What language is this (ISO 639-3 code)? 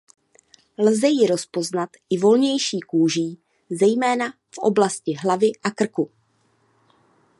ces